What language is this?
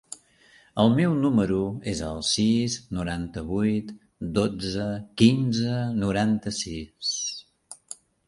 Catalan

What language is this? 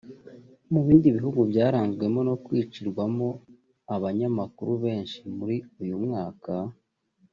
Kinyarwanda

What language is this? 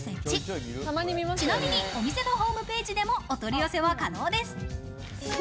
Japanese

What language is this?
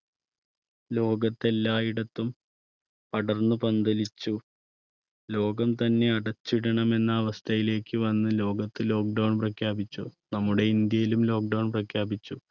Malayalam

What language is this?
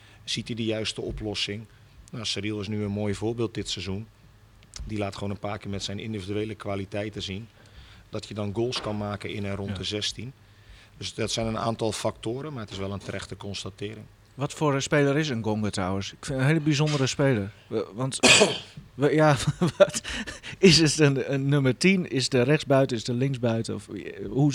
Dutch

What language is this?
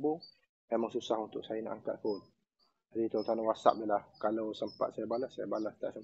Malay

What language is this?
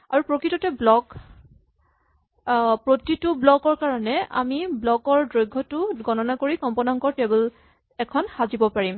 Assamese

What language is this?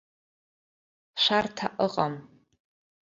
Abkhazian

